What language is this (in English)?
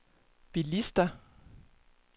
Danish